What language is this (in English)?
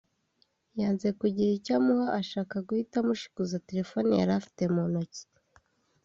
Kinyarwanda